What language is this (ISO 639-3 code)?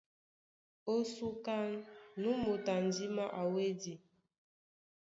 dua